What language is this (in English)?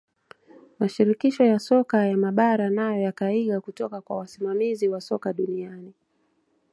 Swahili